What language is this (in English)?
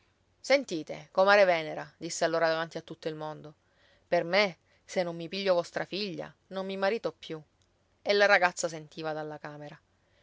Italian